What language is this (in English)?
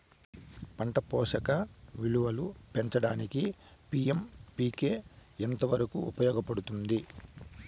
Telugu